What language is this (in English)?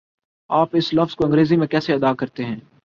Urdu